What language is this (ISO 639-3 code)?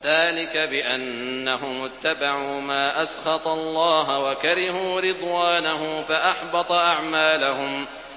ara